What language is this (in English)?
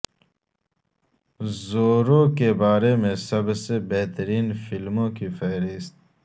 Urdu